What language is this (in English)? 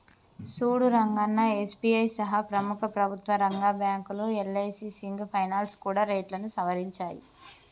Telugu